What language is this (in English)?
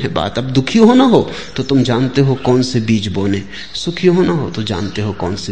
Hindi